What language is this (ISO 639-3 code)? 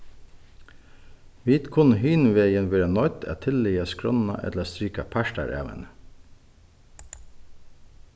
fao